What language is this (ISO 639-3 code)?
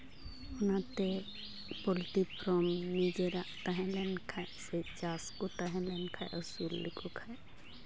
sat